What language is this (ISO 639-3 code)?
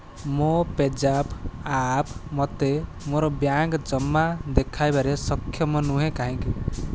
ori